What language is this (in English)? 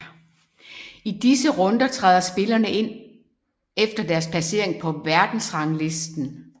Danish